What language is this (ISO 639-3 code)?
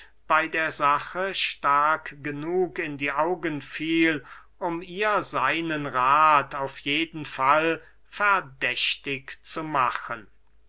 deu